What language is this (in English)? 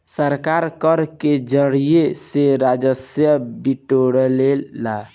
Bhojpuri